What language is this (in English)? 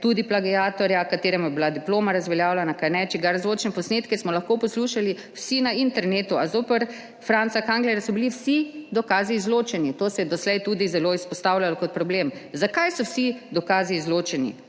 Slovenian